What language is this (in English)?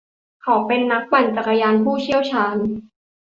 Thai